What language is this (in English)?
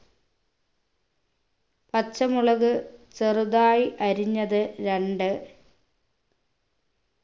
Malayalam